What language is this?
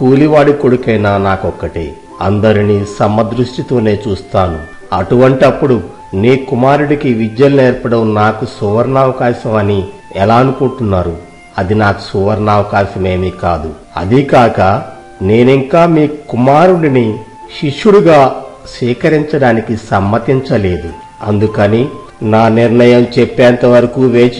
Telugu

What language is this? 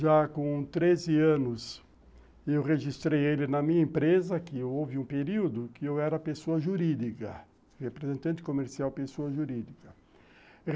Portuguese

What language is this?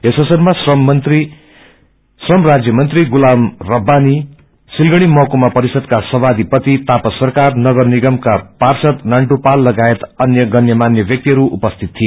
Nepali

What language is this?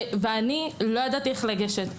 Hebrew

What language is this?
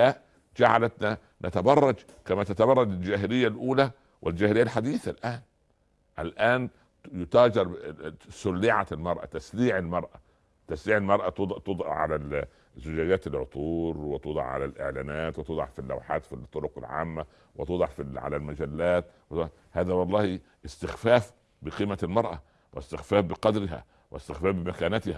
Arabic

